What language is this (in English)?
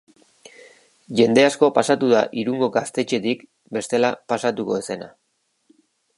Basque